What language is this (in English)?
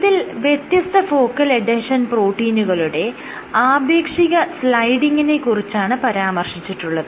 Malayalam